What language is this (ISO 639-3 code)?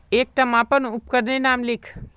mag